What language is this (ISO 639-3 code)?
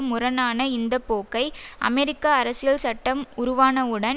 tam